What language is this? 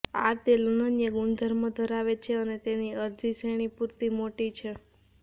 Gujarati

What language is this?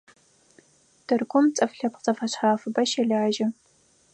Adyghe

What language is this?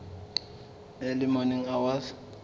Southern Sotho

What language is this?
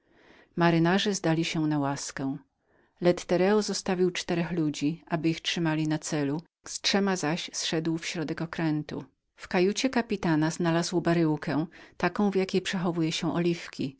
Polish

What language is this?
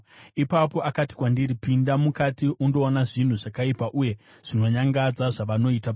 Shona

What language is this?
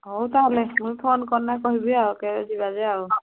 Odia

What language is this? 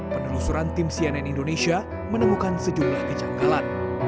Indonesian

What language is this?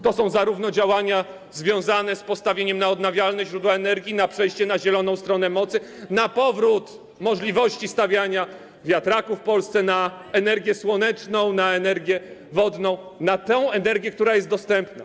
Polish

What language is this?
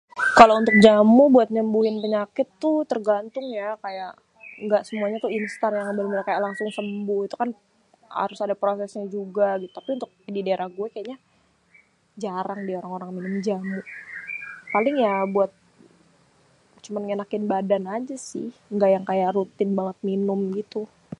Betawi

